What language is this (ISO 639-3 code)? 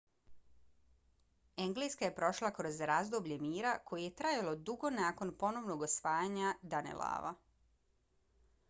bos